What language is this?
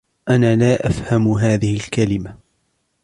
Arabic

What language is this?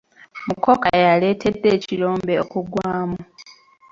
Ganda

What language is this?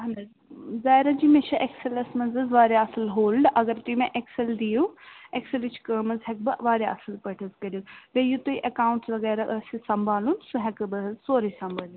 Kashmiri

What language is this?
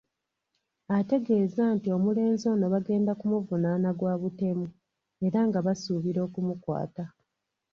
Ganda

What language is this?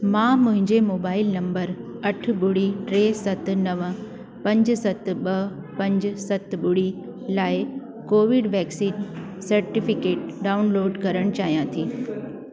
Sindhi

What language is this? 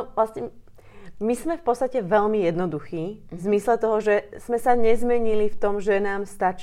Slovak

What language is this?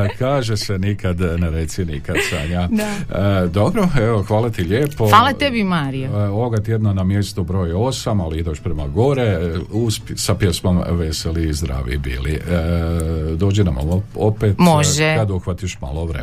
Croatian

